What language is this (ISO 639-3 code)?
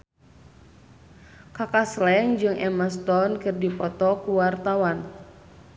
sun